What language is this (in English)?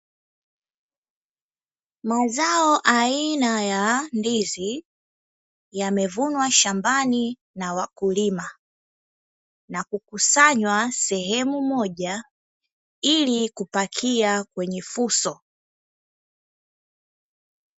Swahili